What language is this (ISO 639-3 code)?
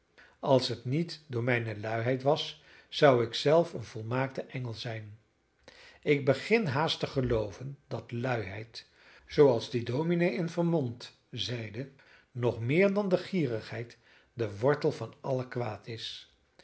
nld